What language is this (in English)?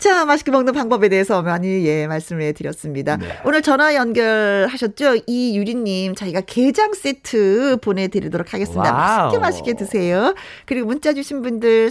Korean